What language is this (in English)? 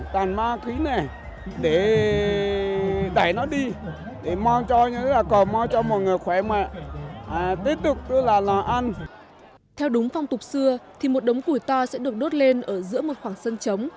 Vietnamese